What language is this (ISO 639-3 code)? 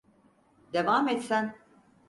tur